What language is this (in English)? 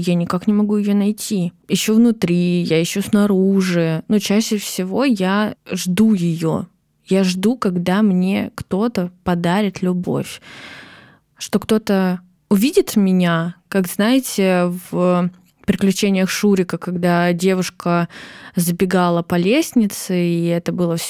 Russian